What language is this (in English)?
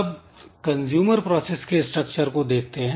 Hindi